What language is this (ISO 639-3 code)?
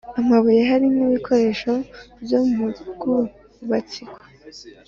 kin